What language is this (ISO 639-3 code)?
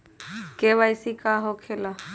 mag